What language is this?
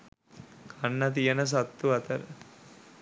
Sinhala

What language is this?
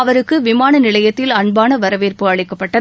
Tamil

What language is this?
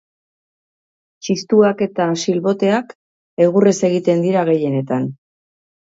Basque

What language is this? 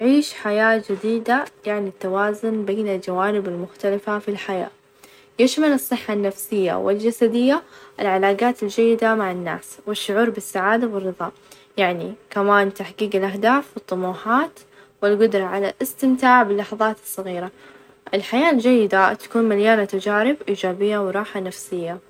Najdi Arabic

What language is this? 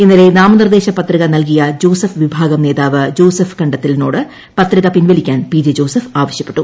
Malayalam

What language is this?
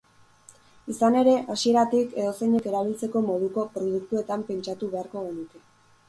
Basque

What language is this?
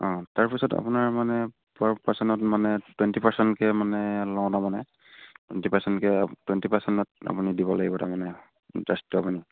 Assamese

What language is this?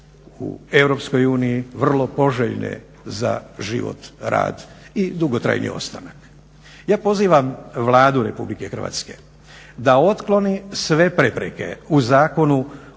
Croatian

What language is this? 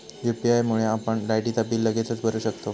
Marathi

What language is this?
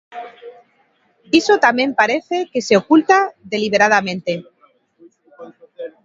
Galician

